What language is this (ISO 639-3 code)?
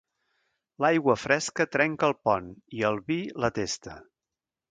cat